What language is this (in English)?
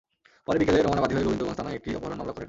Bangla